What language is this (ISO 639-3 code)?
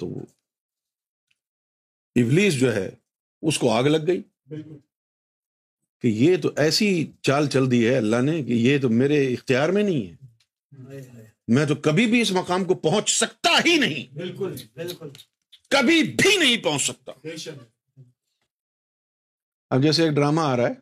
urd